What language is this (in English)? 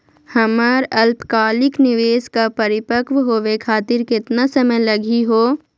Magahi